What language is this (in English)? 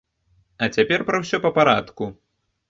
Belarusian